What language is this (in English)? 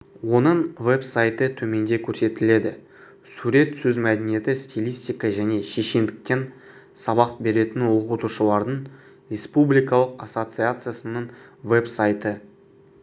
Kazakh